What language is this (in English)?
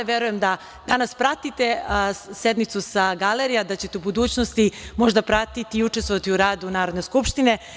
Serbian